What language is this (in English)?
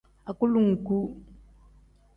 Tem